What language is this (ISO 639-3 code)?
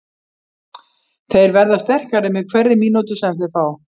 isl